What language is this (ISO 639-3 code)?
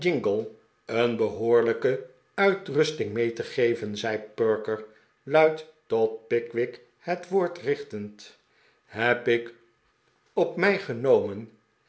nld